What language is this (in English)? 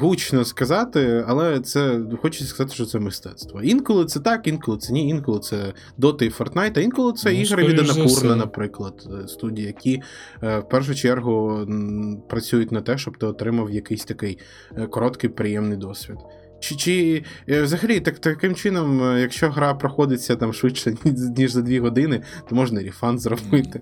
Ukrainian